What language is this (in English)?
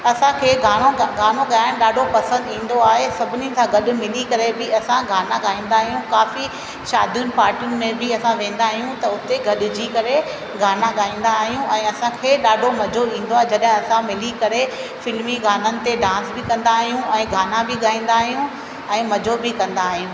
Sindhi